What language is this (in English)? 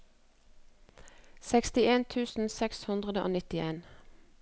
Norwegian